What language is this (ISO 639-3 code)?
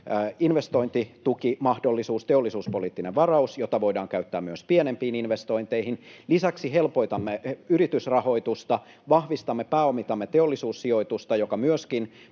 fin